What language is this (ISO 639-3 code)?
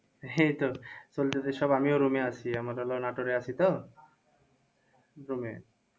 ben